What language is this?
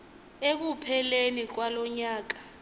Xhosa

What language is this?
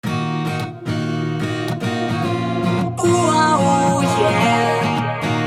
Russian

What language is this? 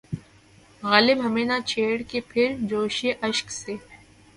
Urdu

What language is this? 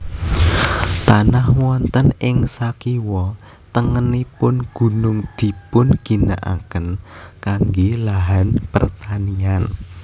Javanese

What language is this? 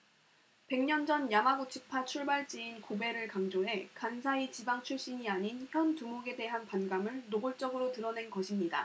Korean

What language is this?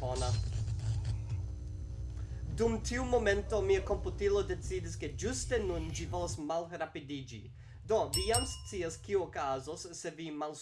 Italian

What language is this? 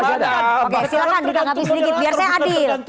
Indonesian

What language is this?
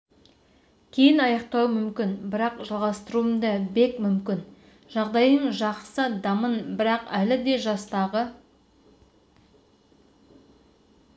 Kazakh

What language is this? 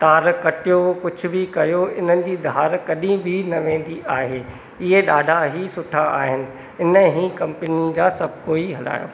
Sindhi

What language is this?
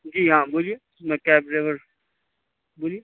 Urdu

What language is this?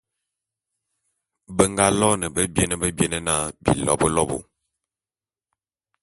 Bulu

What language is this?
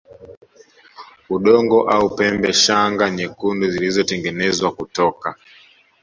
Swahili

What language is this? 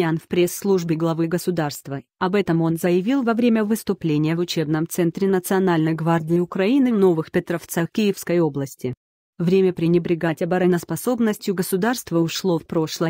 Russian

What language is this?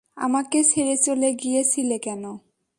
Bangla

